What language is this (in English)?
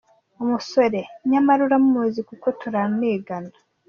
Kinyarwanda